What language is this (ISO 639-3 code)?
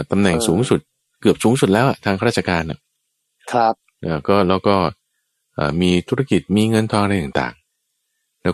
tha